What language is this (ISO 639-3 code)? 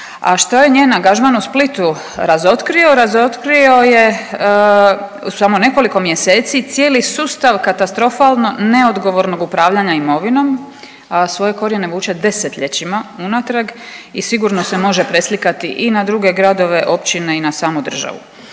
hrv